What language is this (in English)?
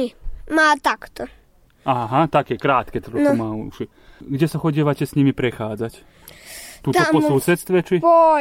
Slovak